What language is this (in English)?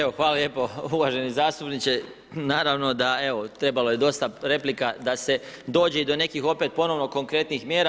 Croatian